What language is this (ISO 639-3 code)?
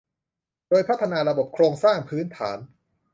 tha